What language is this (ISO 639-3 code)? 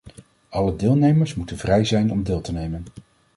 nld